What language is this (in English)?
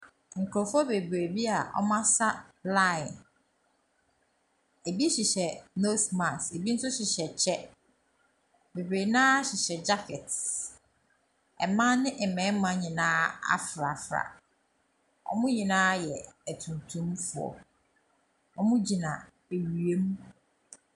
Akan